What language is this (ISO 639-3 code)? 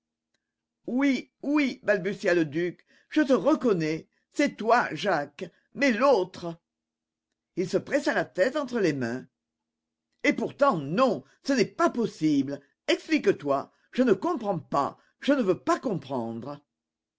fra